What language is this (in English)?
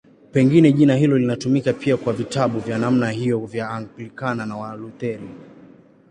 Swahili